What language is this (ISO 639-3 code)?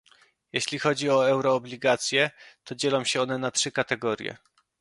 pol